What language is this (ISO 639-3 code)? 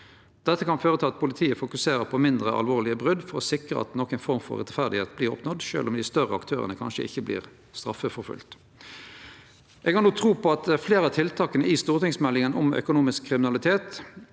nor